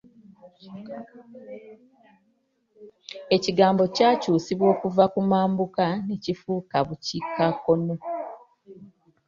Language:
Ganda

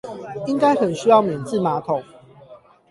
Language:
Chinese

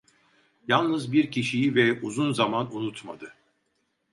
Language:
Turkish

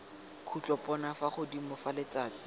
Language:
Tswana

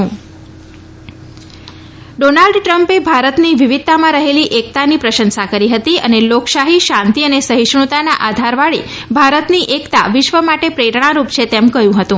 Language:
Gujarati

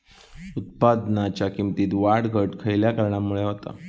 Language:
Marathi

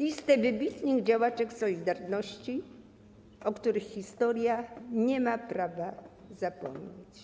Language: Polish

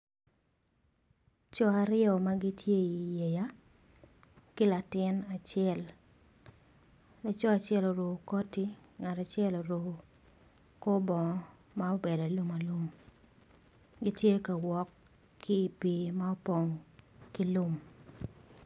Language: Acoli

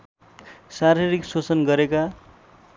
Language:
Nepali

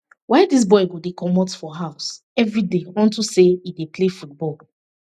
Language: Nigerian Pidgin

